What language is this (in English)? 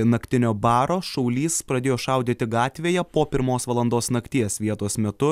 Lithuanian